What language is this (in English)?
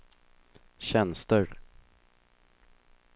Swedish